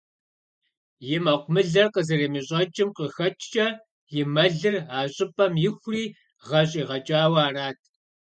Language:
Kabardian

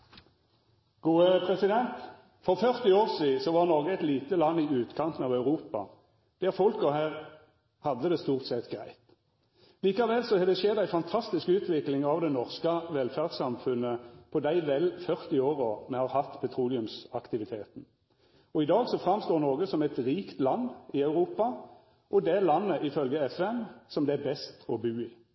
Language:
Norwegian Nynorsk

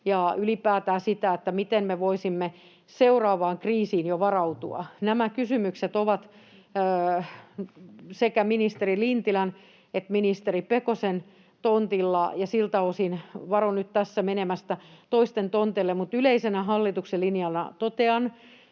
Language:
Finnish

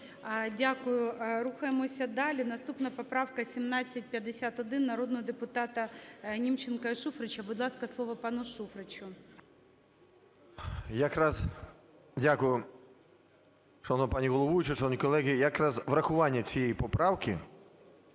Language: Ukrainian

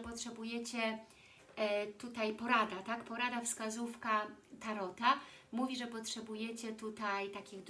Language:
Polish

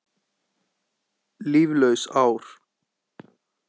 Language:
Icelandic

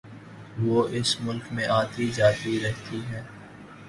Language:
Urdu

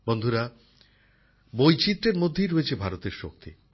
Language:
Bangla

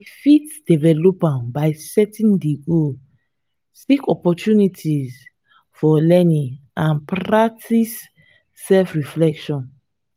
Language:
Nigerian Pidgin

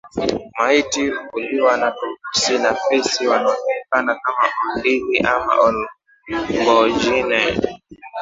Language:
Swahili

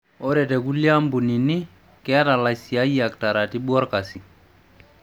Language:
Masai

